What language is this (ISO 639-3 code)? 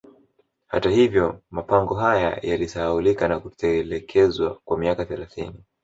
swa